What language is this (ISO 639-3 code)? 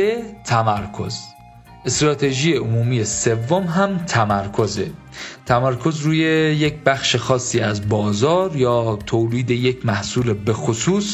fas